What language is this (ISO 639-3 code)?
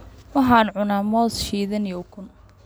som